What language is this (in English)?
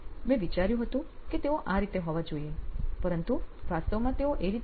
Gujarati